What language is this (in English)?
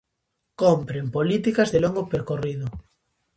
Galician